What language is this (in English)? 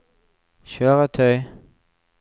Norwegian